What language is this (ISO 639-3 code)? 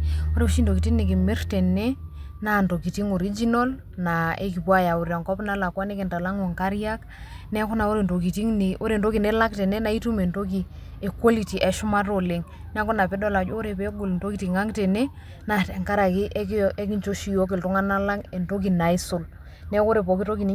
mas